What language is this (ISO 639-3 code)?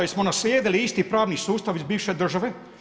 hrv